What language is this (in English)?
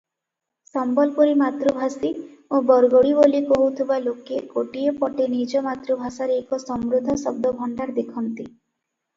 Odia